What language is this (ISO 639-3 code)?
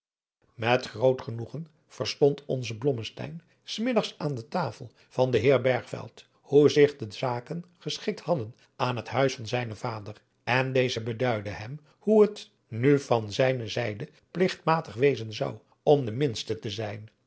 nld